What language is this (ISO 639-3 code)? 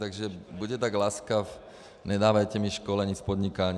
ces